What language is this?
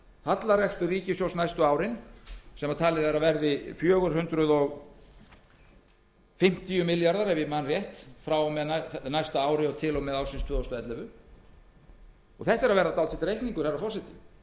Icelandic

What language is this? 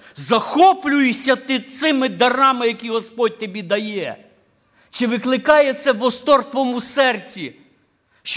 Ukrainian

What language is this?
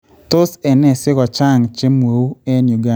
Kalenjin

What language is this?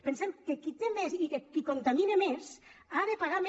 Catalan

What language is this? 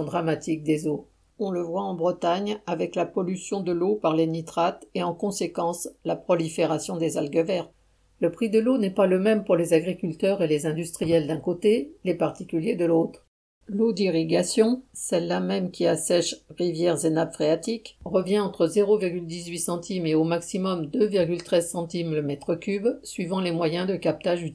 French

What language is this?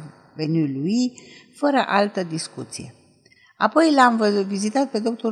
Romanian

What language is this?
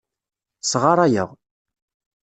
Kabyle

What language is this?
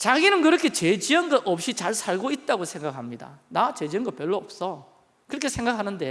Korean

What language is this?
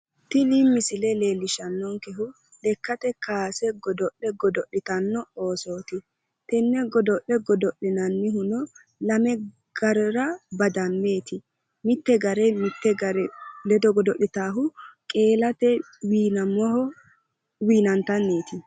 Sidamo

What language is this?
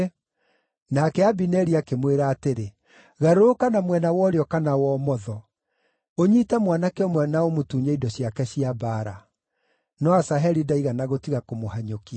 Kikuyu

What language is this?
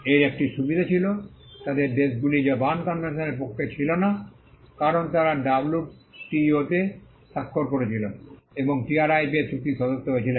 Bangla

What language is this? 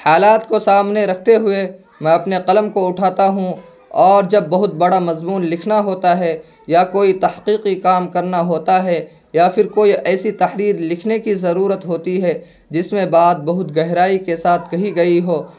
Urdu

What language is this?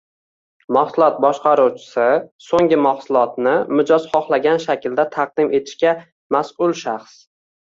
Uzbek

